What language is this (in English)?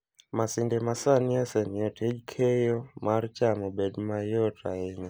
Luo (Kenya and Tanzania)